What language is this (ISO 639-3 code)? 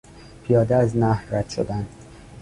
fas